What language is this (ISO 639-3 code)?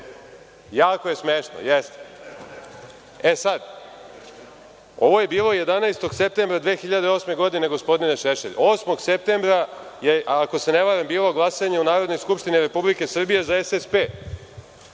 srp